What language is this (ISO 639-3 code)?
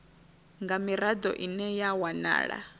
ven